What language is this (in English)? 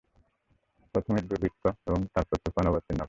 Bangla